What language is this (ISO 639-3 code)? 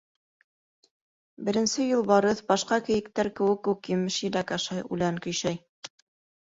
bak